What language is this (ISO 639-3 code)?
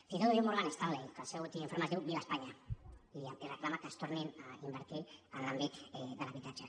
cat